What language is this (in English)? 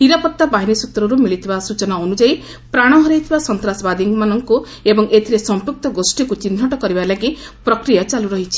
Odia